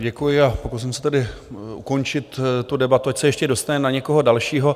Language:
Czech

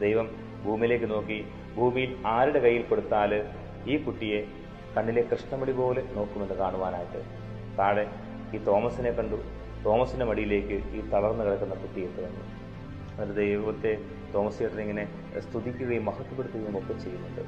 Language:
Malayalam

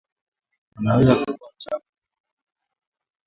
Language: Swahili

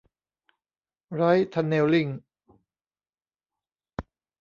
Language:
Thai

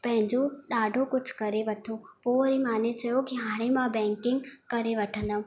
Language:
Sindhi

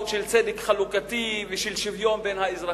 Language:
Hebrew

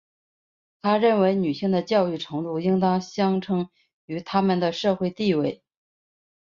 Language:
Chinese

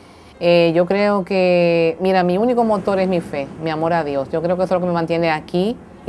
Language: Spanish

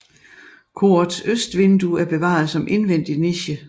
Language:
Danish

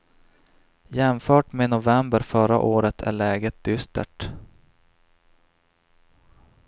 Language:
Swedish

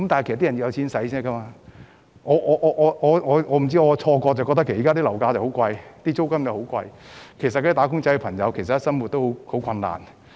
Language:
Cantonese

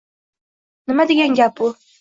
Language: Uzbek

